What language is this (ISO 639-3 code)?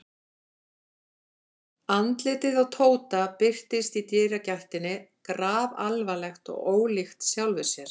isl